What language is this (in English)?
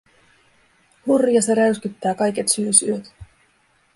Finnish